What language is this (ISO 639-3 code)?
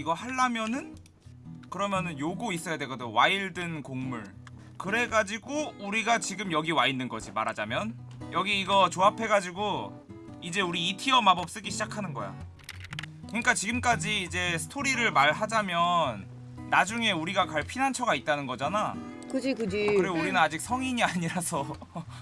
kor